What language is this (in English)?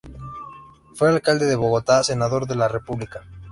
Spanish